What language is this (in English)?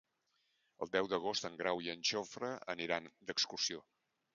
Catalan